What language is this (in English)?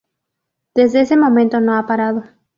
Spanish